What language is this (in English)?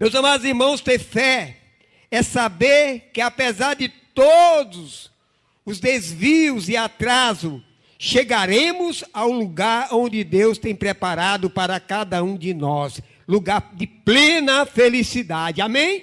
Portuguese